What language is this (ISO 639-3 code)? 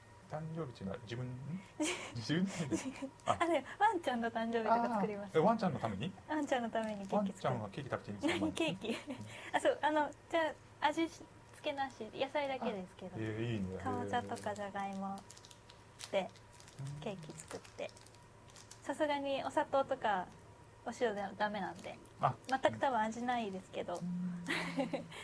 jpn